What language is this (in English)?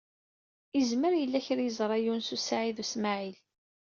Kabyle